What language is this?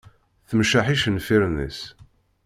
Kabyle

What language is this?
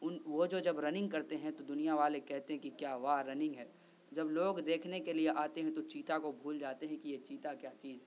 Urdu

